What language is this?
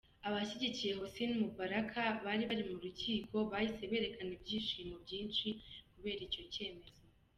Kinyarwanda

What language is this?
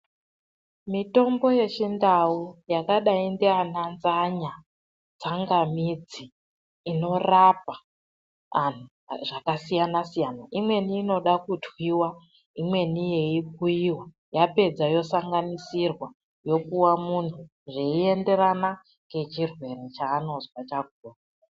Ndau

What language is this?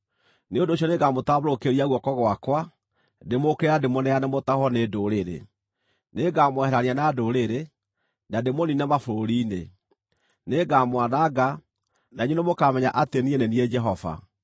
Kikuyu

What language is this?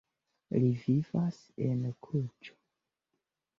Esperanto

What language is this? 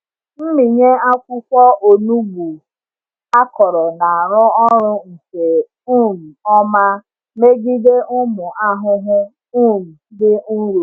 Igbo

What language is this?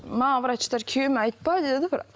Kazakh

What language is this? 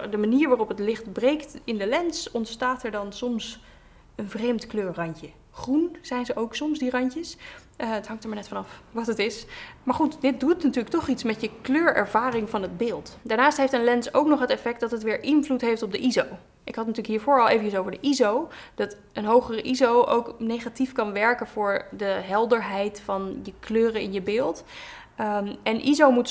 Dutch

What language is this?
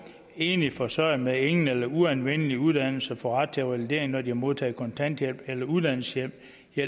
Danish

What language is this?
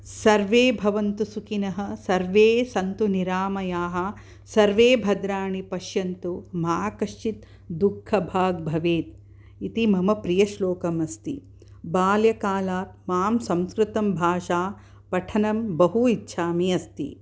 Sanskrit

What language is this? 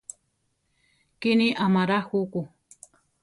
Central Tarahumara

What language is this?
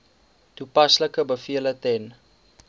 Afrikaans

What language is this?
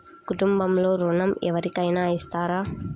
Telugu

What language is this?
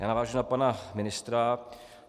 Czech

